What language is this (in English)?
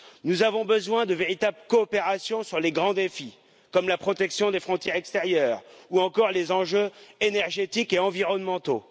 French